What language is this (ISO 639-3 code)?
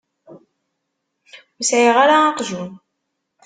kab